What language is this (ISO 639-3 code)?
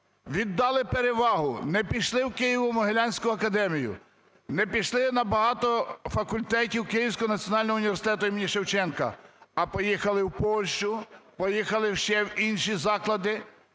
ukr